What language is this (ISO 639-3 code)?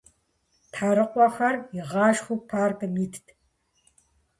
kbd